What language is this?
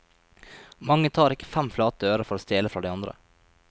Norwegian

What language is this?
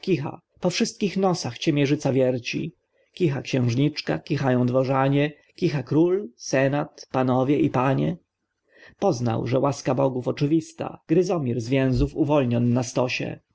Polish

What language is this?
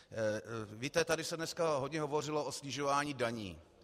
Czech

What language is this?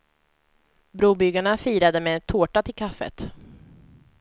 Swedish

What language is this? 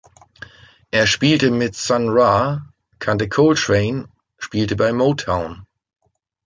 German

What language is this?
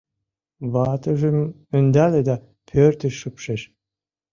Mari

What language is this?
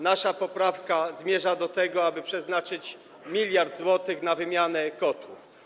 Polish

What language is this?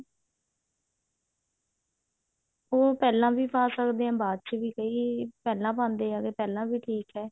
Punjabi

